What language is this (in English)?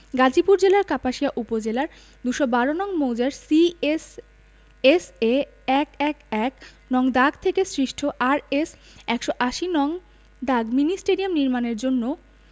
Bangla